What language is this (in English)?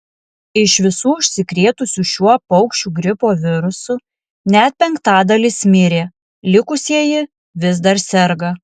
Lithuanian